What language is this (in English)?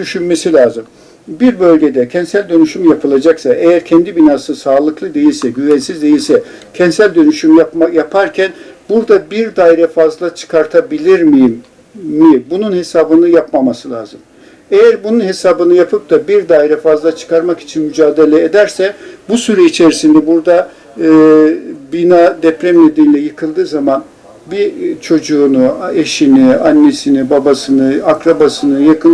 Turkish